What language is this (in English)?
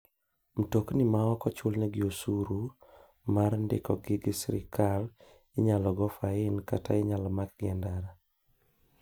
Luo (Kenya and Tanzania)